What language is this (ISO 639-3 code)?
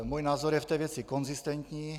ces